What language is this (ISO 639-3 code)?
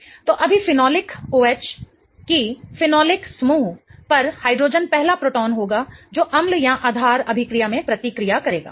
hin